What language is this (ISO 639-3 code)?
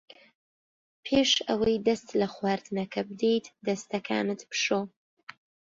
ckb